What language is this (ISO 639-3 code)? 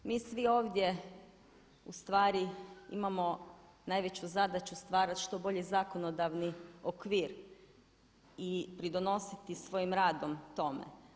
hrv